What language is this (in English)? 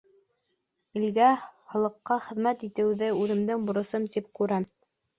Bashkir